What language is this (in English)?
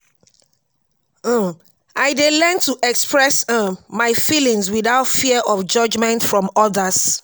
Nigerian Pidgin